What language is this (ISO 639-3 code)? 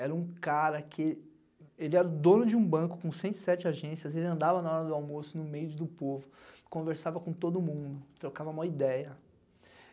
por